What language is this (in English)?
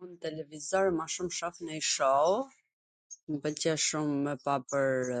Gheg Albanian